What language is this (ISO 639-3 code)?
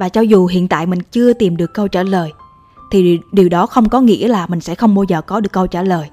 vie